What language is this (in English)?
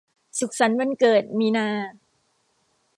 Thai